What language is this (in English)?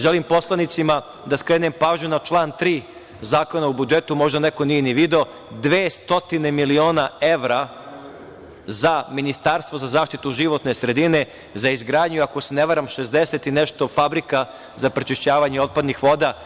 Serbian